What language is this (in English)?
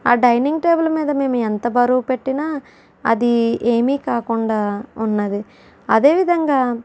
Telugu